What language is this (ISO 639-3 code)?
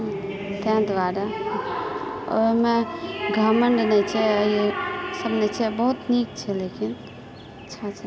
mai